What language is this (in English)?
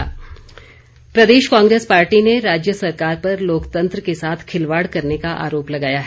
Hindi